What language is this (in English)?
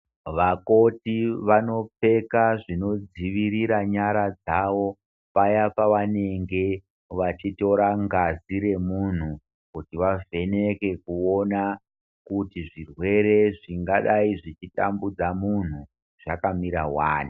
Ndau